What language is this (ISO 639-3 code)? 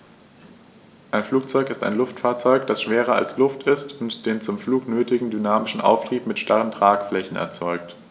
deu